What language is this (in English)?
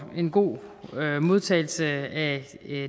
Danish